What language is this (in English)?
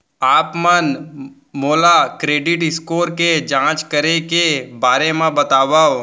Chhattisgarhi